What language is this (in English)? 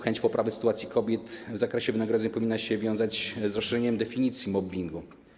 Polish